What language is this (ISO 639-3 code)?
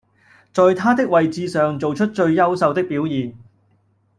yue